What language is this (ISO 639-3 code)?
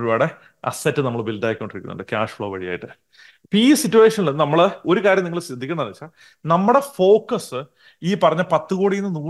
mal